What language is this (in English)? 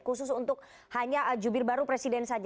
Indonesian